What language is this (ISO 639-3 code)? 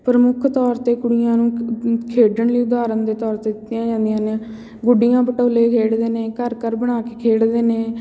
pan